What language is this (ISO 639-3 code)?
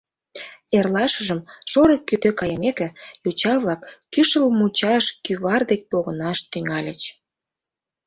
chm